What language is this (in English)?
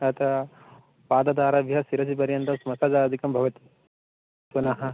Sanskrit